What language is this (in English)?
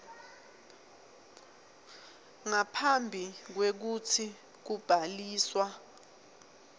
Swati